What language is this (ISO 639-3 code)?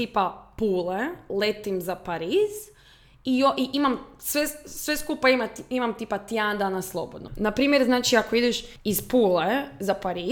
hrv